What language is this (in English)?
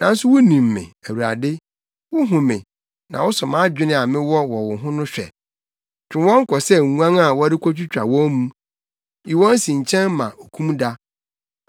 Akan